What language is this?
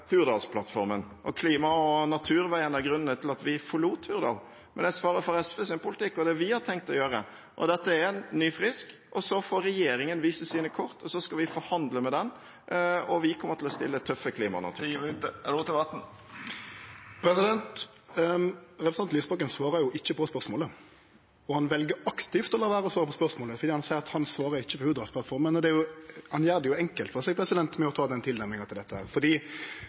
Norwegian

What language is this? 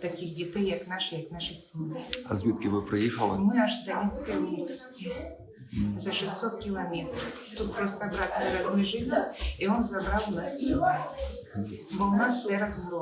Ukrainian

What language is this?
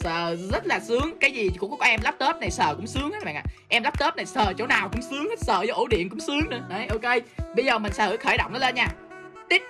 Vietnamese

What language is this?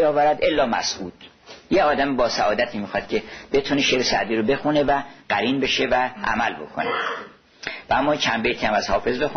Persian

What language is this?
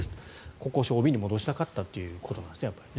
Japanese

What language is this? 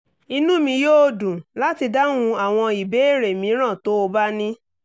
Yoruba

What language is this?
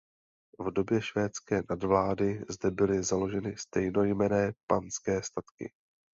Czech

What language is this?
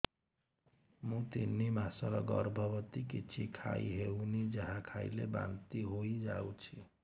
Odia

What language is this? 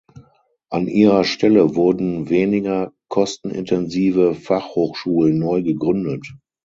German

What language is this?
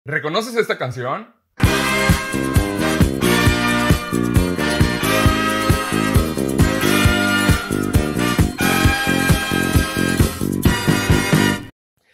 Spanish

